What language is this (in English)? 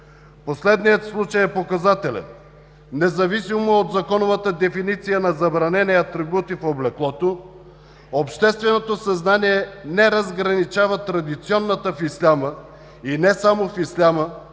Bulgarian